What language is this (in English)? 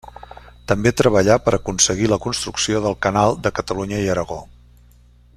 Catalan